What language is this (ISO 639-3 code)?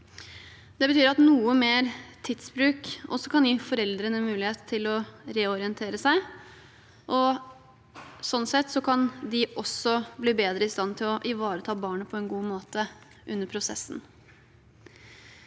nor